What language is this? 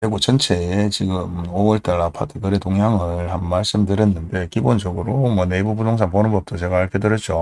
Korean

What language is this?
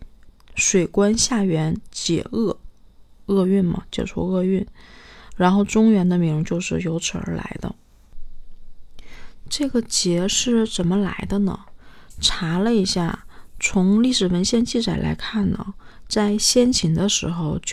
Chinese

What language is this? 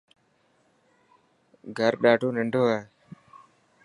Dhatki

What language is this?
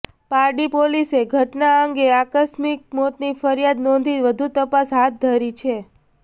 Gujarati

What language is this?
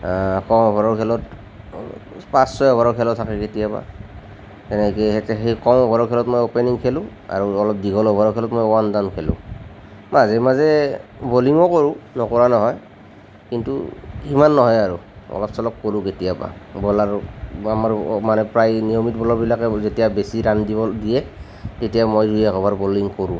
Assamese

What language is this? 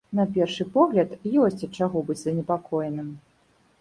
Belarusian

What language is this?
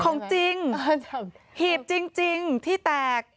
Thai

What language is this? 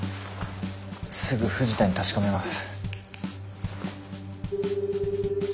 Japanese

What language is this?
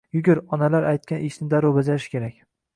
Uzbek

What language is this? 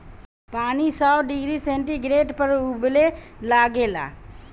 Bhojpuri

